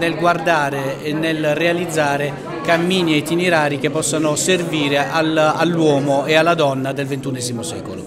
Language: Italian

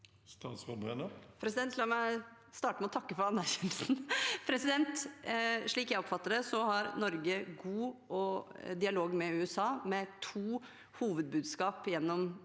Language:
Norwegian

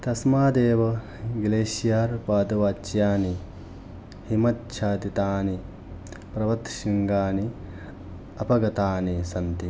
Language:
Sanskrit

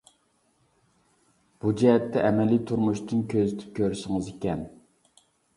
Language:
Uyghur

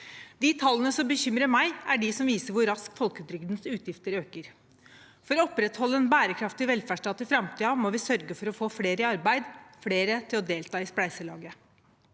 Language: Norwegian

